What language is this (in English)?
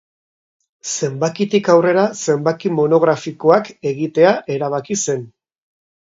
Basque